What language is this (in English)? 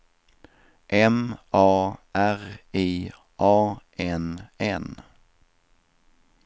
Swedish